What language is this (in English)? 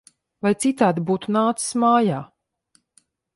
Latvian